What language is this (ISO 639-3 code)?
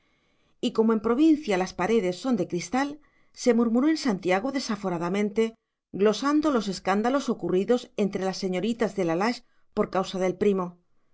spa